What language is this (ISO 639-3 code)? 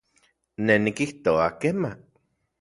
ncx